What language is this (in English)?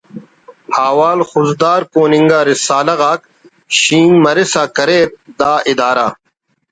Brahui